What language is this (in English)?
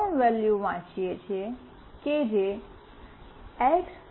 Gujarati